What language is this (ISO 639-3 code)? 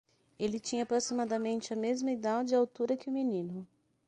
por